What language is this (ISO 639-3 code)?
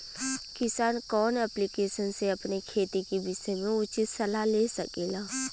bho